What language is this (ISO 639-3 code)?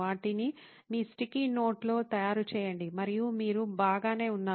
tel